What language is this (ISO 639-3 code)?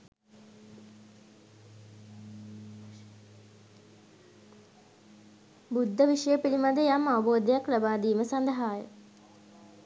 sin